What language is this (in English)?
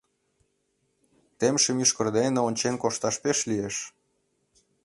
Mari